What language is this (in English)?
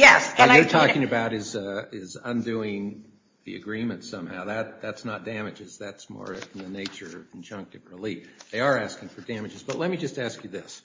English